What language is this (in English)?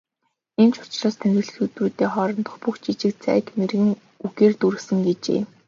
Mongolian